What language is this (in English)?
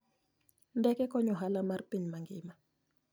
Luo (Kenya and Tanzania)